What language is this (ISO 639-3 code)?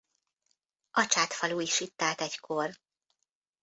hun